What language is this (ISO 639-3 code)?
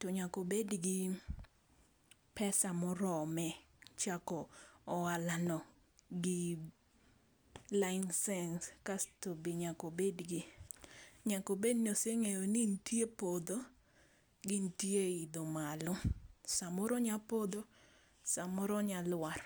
luo